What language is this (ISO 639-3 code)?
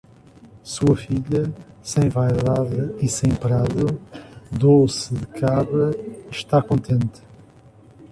por